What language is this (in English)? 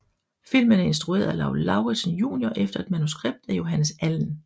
Danish